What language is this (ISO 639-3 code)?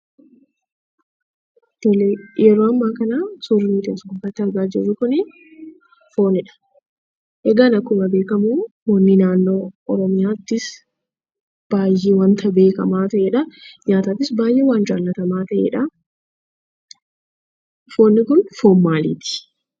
orm